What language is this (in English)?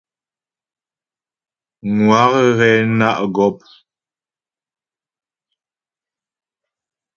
Ghomala